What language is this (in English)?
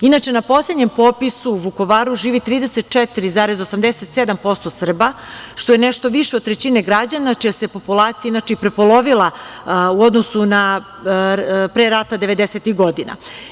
Serbian